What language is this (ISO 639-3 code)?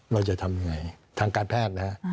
tha